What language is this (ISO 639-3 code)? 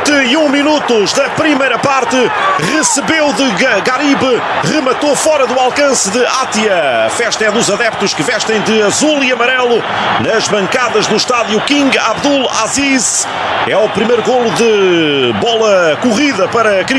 por